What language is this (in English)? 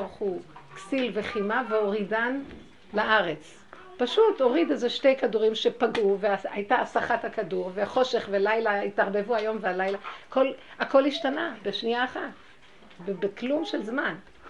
Hebrew